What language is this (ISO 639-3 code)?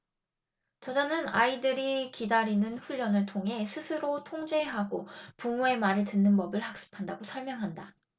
kor